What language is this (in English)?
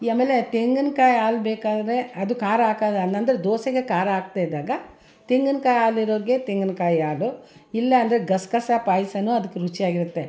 Kannada